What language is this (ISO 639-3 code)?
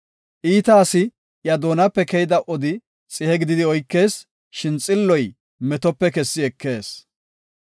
gof